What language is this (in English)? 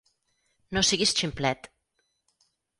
Catalan